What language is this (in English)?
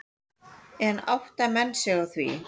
Icelandic